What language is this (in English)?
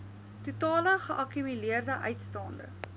Afrikaans